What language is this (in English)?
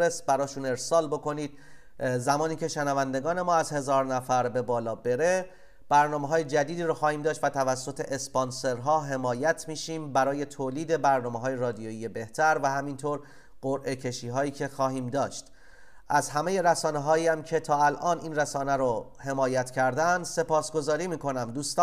Persian